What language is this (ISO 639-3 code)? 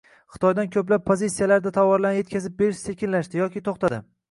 uzb